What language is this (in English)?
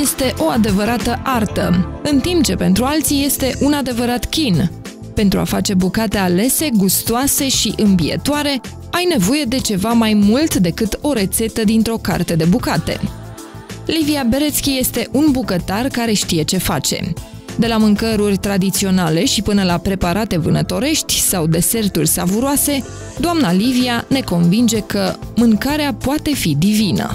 Romanian